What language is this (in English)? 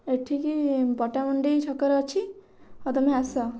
Odia